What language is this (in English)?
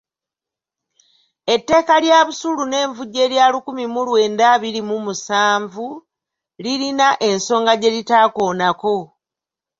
Ganda